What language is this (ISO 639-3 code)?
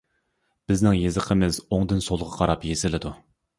uig